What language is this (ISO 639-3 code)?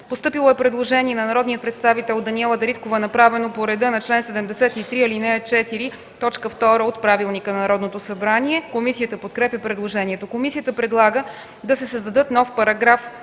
bul